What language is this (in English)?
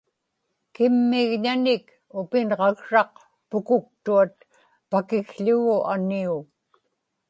Inupiaq